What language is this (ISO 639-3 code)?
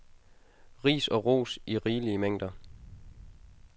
dan